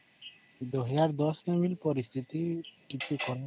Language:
Odia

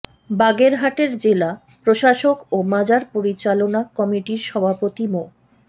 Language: Bangla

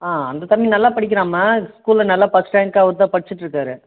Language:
Tamil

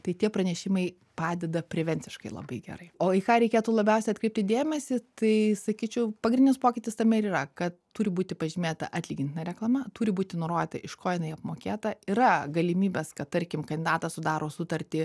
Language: Lithuanian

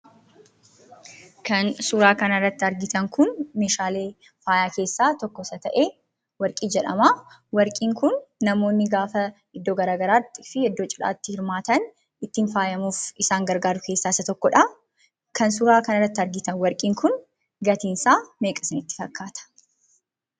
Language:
Oromo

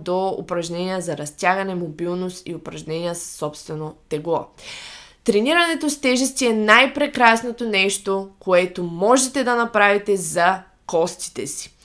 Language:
Bulgarian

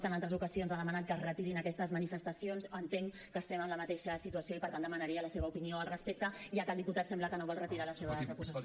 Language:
Catalan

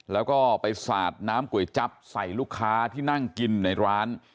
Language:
Thai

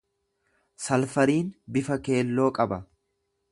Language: Oromo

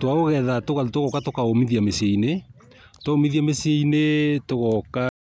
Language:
Kikuyu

